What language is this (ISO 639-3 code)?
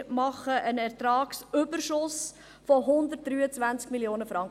gsw